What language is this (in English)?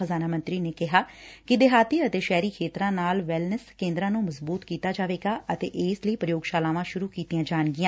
Punjabi